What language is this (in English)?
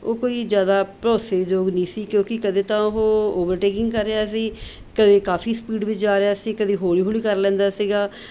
Punjabi